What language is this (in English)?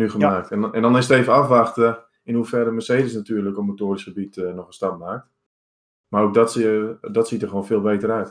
Dutch